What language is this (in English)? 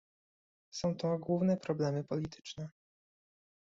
Polish